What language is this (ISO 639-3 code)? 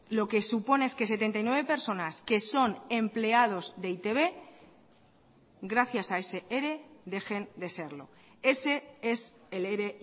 spa